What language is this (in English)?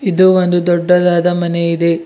Kannada